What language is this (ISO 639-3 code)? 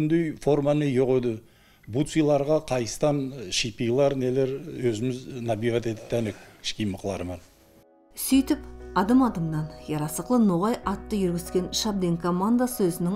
tur